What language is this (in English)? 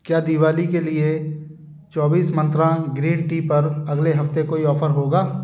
Hindi